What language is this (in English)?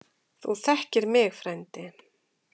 Icelandic